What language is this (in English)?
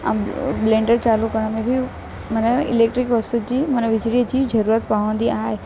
Sindhi